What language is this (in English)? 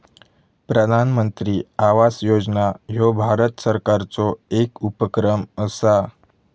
Marathi